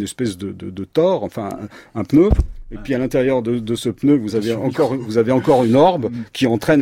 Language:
French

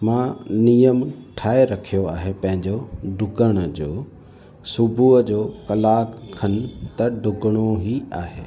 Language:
Sindhi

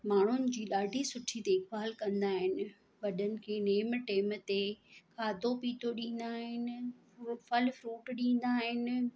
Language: Sindhi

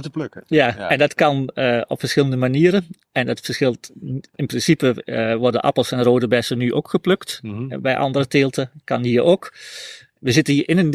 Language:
Dutch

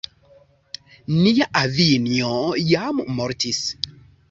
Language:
Esperanto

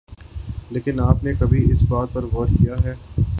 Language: Urdu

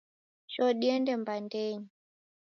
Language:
Taita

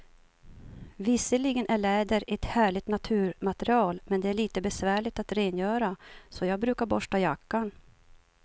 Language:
Swedish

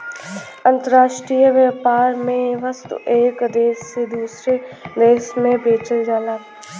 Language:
Bhojpuri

